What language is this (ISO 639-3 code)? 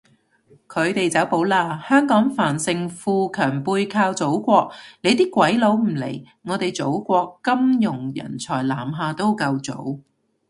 yue